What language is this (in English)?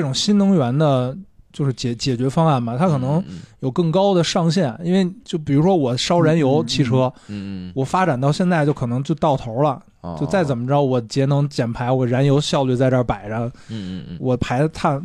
Chinese